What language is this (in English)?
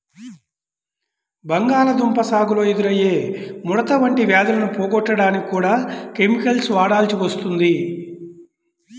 Telugu